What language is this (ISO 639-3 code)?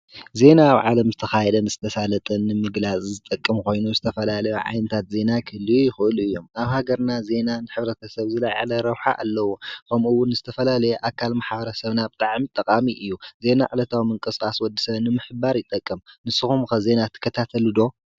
tir